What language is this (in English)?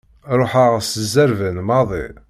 Kabyle